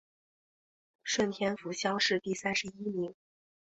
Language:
Chinese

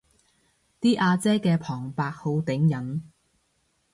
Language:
Cantonese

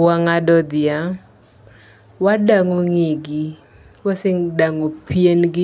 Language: Luo (Kenya and Tanzania)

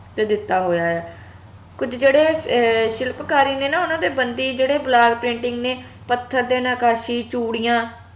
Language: Punjabi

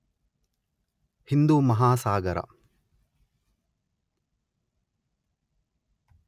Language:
Kannada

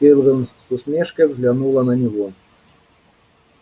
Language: Russian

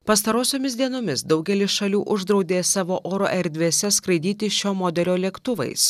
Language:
Lithuanian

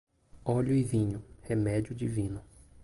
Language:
Portuguese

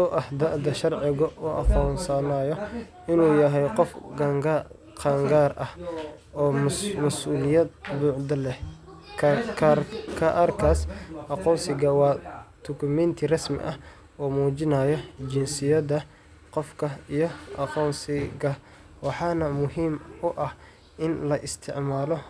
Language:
Somali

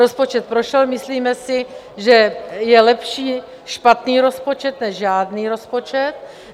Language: Czech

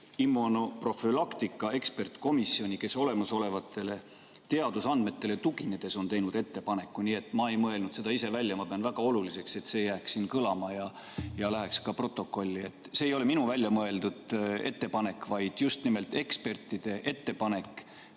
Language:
Estonian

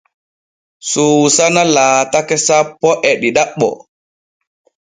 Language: Borgu Fulfulde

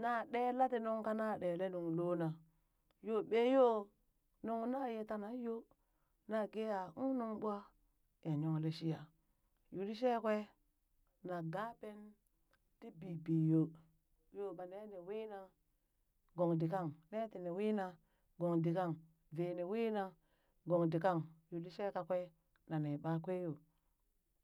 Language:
Burak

